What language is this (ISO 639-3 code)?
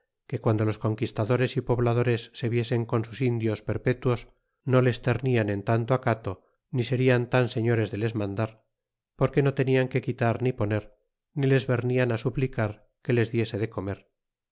spa